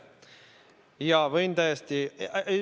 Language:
Estonian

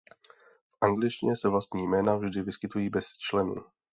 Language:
Czech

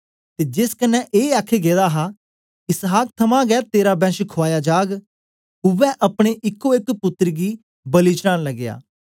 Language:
Dogri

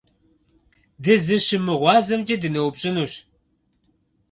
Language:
Kabardian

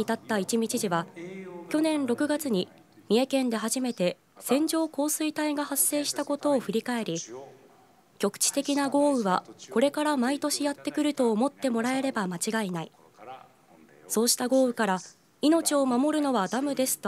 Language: Japanese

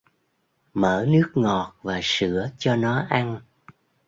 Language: Vietnamese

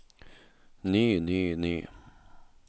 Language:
Norwegian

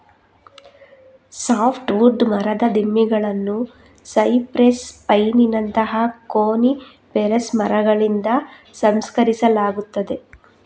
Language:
Kannada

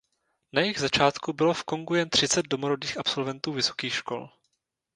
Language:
Czech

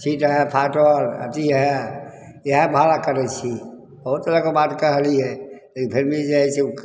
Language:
Maithili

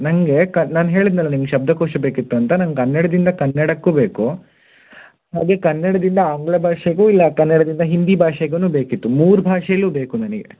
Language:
Kannada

